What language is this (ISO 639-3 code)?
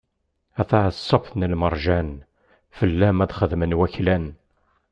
kab